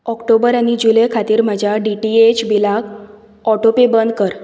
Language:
Konkani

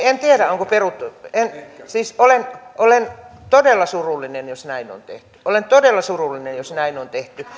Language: Finnish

